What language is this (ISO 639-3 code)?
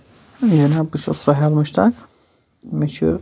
kas